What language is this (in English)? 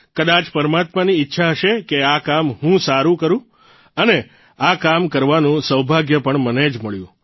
Gujarati